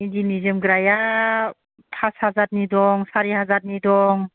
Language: Bodo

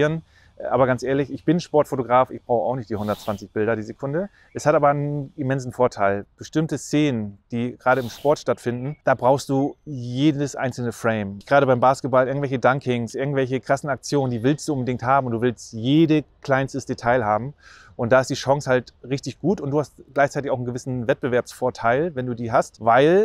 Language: German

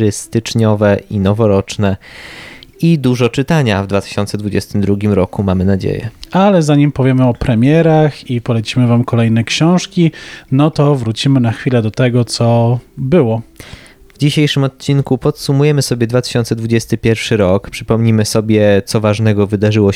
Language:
Polish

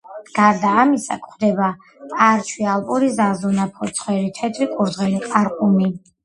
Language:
Georgian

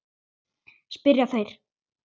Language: Icelandic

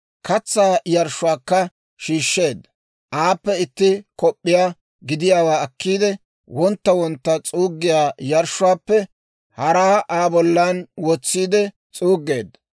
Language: Dawro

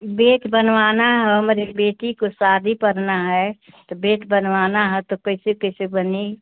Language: Hindi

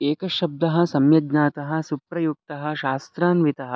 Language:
Sanskrit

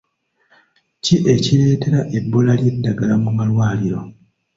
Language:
Ganda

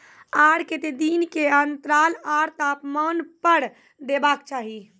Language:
Maithili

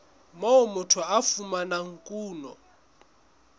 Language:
Southern Sotho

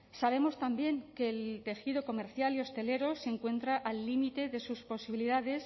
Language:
Spanish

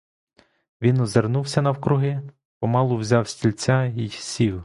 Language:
Ukrainian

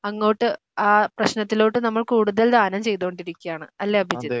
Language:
Malayalam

